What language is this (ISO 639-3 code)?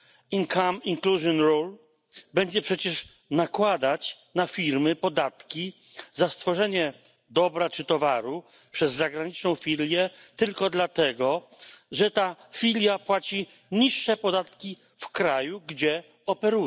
pol